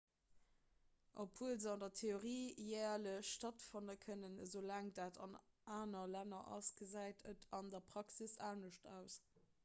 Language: Luxembourgish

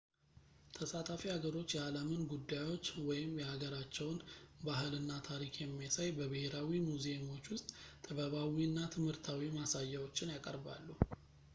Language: Amharic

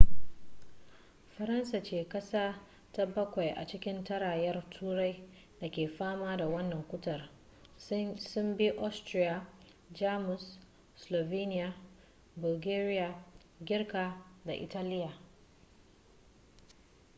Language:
Hausa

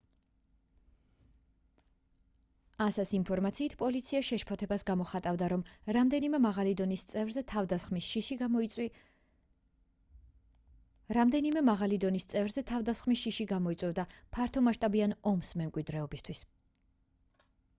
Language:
Georgian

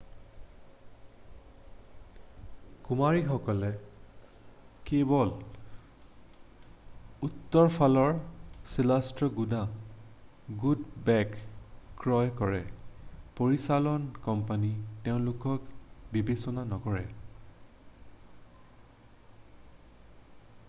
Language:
Assamese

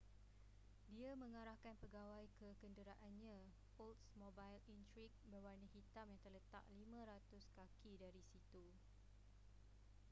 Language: Malay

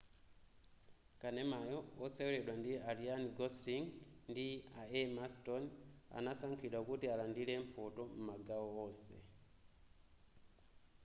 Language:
Nyanja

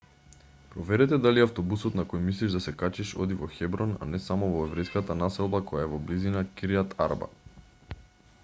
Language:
Macedonian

